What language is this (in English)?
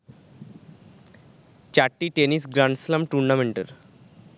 Bangla